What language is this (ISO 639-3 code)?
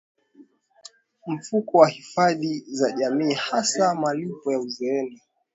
swa